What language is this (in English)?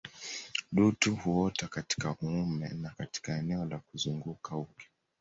Swahili